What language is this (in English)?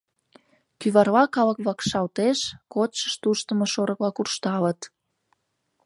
Mari